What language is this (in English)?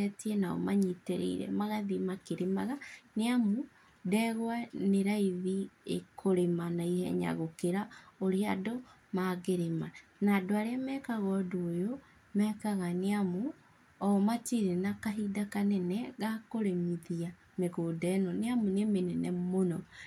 Kikuyu